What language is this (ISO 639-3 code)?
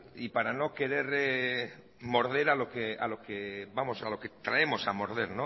spa